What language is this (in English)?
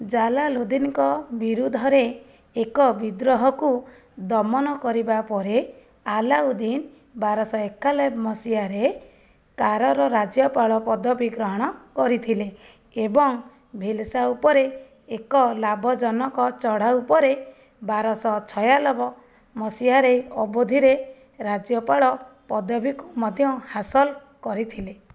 Odia